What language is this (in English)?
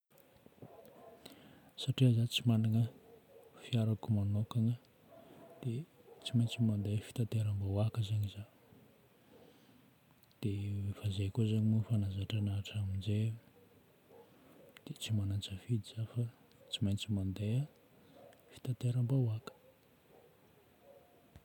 Northern Betsimisaraka Malagasy